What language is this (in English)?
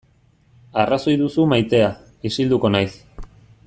Basque